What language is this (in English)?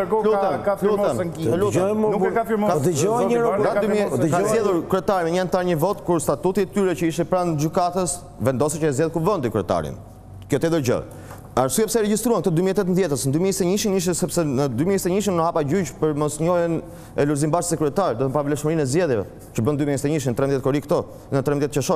Romanian